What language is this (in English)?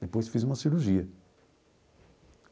Portuguese